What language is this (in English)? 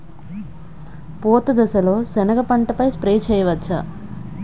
Telugu